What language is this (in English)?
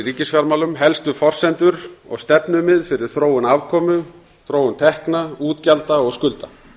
Icelandic